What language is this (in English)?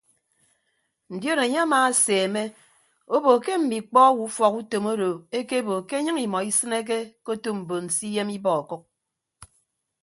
Ibibio